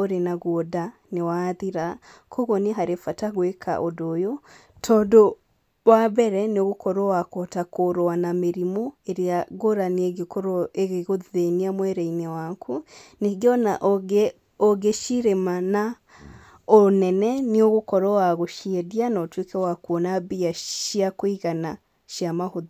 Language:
Kikuyu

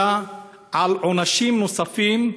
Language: Hebrew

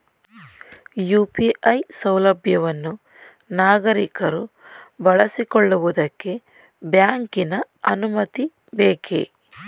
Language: Kannada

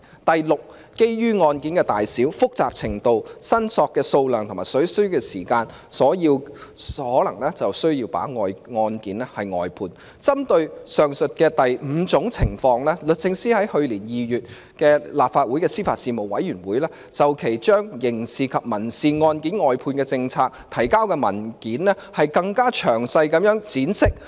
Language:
Cantonese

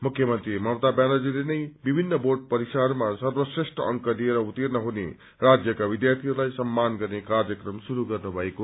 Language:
Nepali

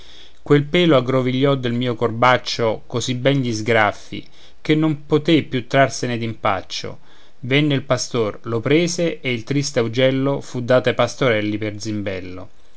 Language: Italian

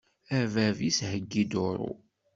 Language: Kabyle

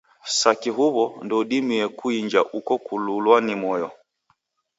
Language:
Taita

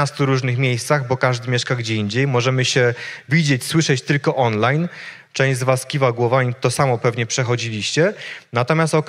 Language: Polish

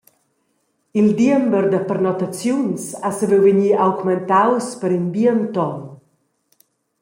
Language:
Romansh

